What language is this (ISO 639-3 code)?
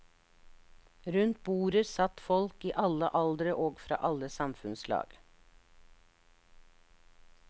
nor